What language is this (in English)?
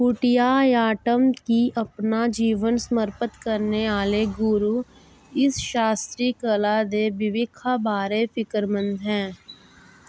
Dogri